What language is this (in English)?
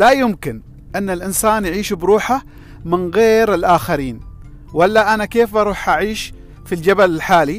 Arabic